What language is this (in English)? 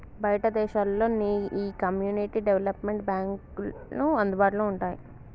Telugu